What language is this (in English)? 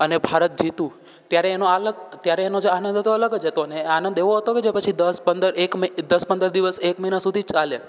Gujarati